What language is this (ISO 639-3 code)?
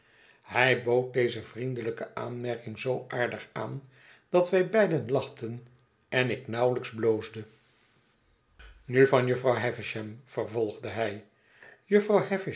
nld